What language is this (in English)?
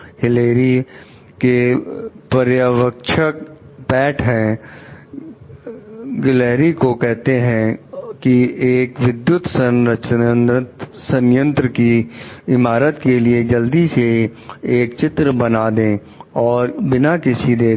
Hindi